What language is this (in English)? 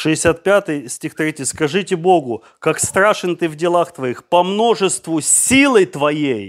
Russian